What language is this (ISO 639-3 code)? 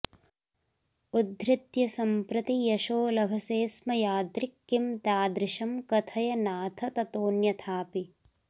san